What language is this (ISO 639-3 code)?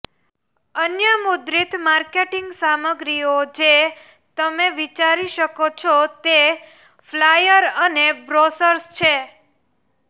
guj